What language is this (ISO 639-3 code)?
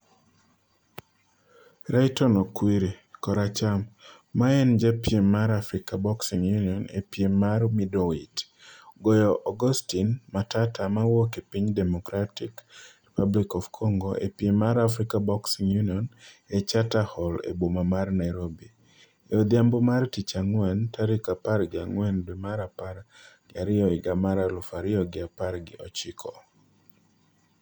luo